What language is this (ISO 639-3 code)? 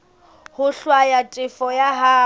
sot